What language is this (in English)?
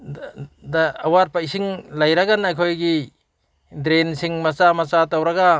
Manipuri